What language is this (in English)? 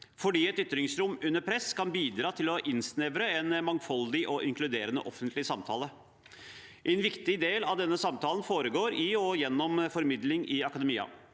Norwegian